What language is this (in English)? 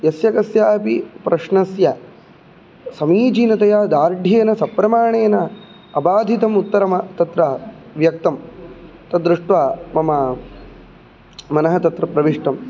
Sanskrit